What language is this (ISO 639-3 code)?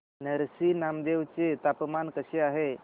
mar